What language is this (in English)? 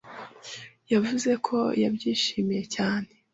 Kinyarwanda